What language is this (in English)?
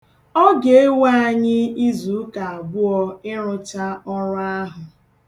Igbo